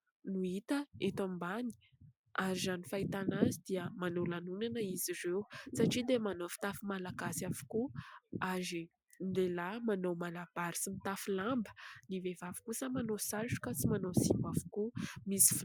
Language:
Malagasy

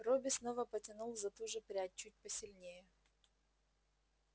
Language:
Russian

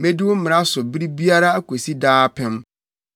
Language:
Akan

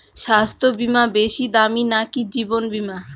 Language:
Bangla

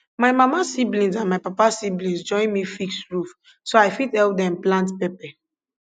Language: Nigerian Pidgin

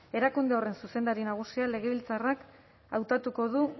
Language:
Basque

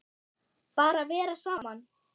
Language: Icelandic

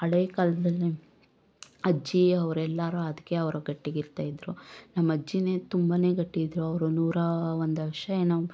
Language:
Kannada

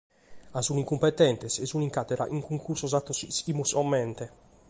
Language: Sardinian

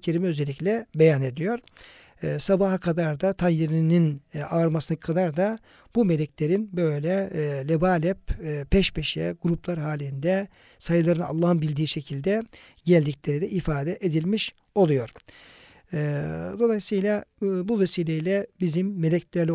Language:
Turkish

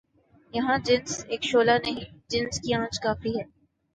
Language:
Urdu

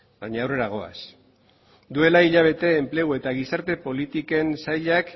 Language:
Basque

